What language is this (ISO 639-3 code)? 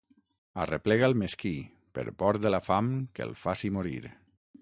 cat